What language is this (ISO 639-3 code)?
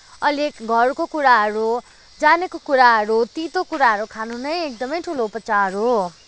nep